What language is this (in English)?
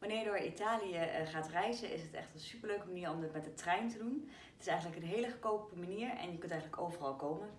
Dutch